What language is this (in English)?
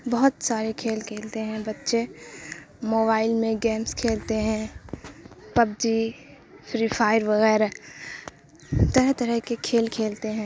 Urdu